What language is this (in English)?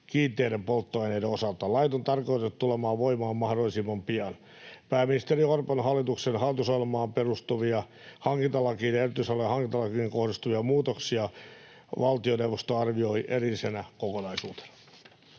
Finnish